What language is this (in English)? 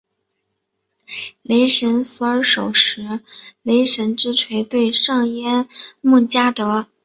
Chinese